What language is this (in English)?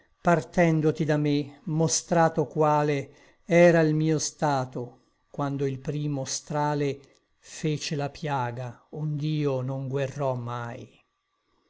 Italian